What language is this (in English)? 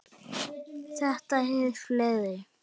Icelandic